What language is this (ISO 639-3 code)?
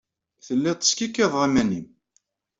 kab